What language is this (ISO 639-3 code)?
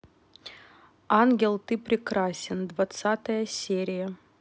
rus